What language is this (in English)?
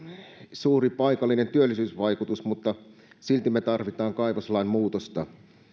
Finnish